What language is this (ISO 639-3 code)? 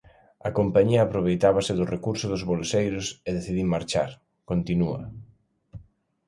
glg